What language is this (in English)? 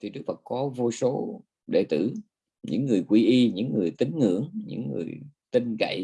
Vietnamese